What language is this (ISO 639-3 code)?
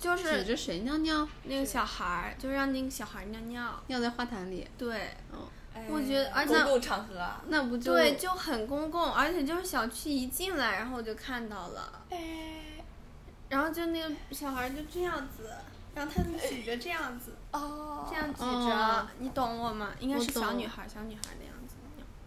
zho